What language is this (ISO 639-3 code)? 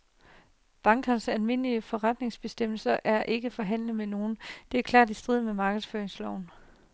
dan